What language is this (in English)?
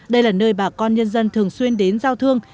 Vietnamese